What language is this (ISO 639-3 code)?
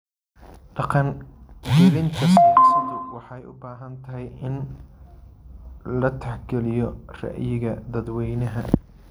som